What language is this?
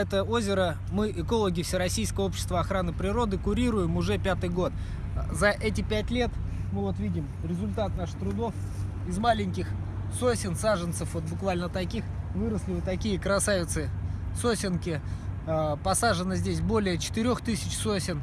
Russian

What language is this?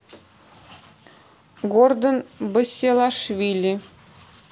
Russian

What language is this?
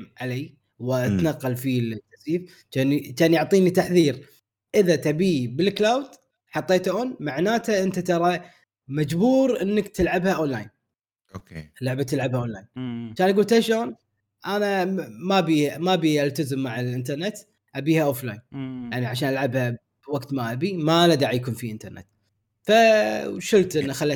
Arabic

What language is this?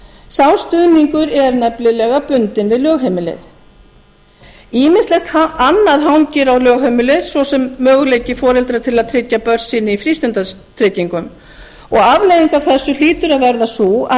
Icelandic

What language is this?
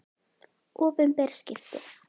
Icelandic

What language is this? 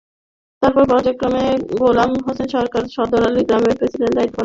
Bangla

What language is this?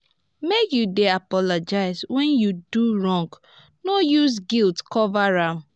Nigerian Pidgin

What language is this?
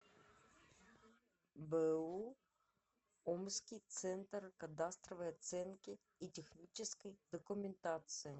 Russian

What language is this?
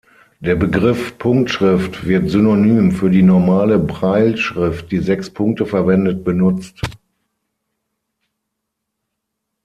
German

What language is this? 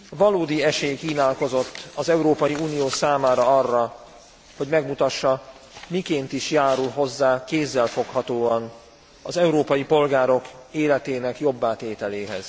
Hungarian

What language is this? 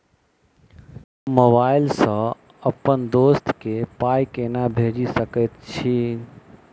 Maithili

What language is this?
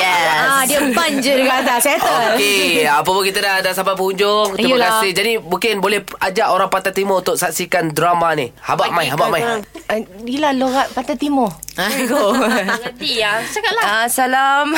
Malay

